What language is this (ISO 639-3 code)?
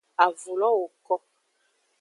ajg